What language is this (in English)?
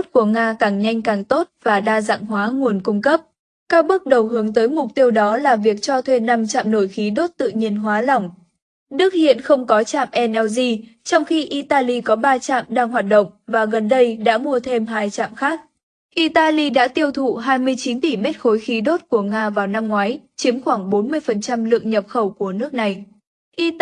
Vietnamese